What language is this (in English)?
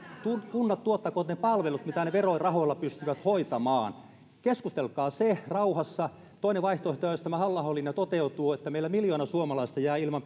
Finnish